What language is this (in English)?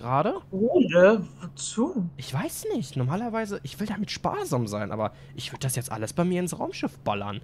German